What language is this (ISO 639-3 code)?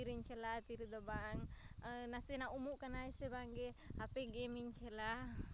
sat